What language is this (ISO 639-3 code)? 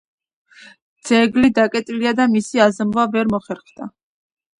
kat